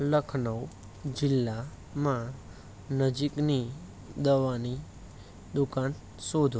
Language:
Gujarati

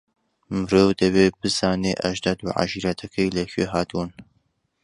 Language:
Central Kurdish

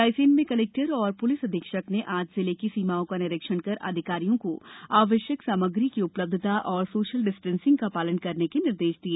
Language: Hindi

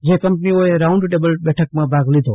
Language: Gujarati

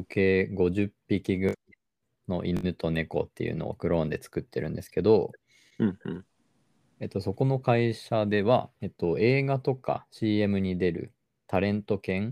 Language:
Japanese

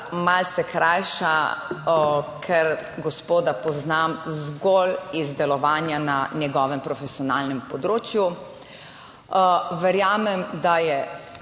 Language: Slovenian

